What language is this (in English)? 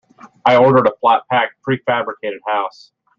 English